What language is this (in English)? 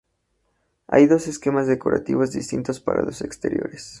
Spanish